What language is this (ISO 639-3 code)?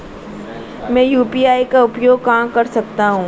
hin